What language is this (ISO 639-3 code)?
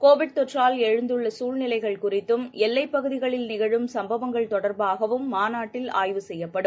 tam